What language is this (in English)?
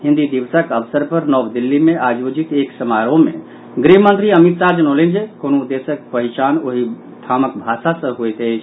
Maithili